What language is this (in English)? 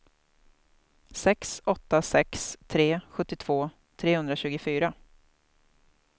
Swedish